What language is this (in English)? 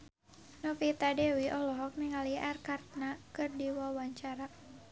Sundanese